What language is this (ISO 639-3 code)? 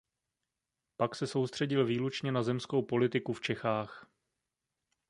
ces